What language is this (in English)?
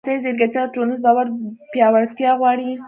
Pashto